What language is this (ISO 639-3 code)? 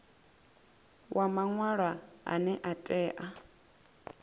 ven